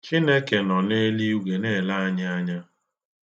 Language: Igbo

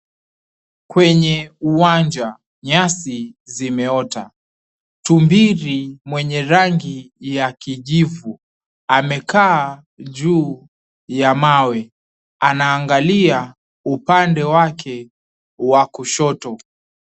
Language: Swahili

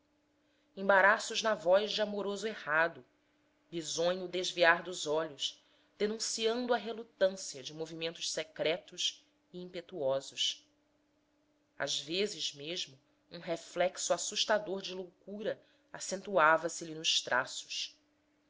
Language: Portuguese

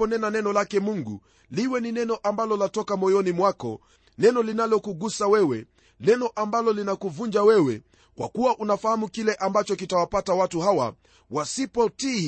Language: Swahili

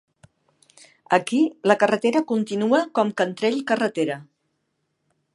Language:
Catalan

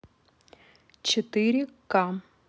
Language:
Russian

